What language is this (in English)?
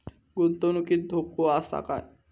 Marathi